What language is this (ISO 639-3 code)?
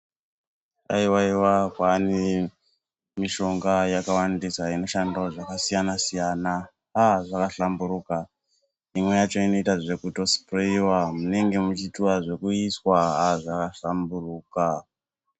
ndc